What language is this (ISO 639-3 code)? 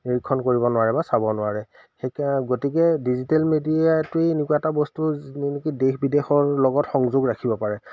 asm